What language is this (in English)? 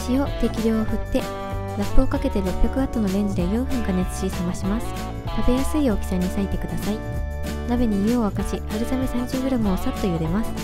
Japanese